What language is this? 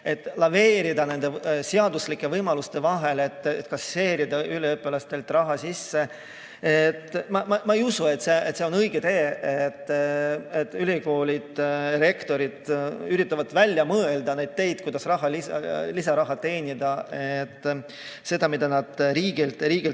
Estonian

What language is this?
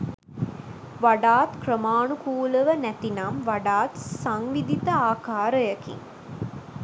Sinhala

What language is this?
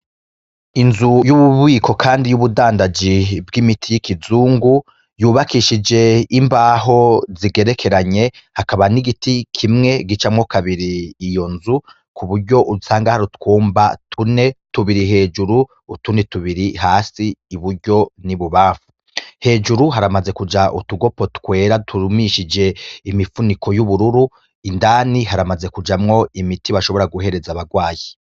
Rundi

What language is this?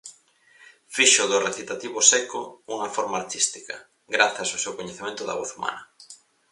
Galician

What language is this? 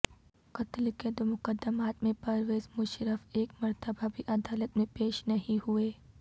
Urdu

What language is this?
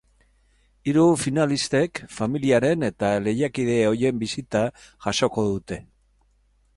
Basque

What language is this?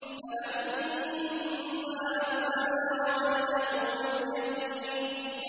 Arabic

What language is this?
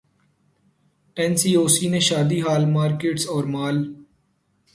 Urdu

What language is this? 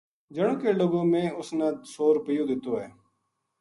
Gujari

